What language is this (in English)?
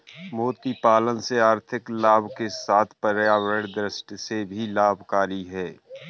Hindi